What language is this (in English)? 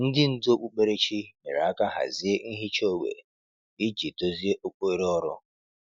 Igbo